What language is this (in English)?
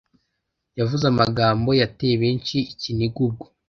Kinyarwanda